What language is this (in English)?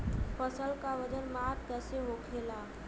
Bhojpuri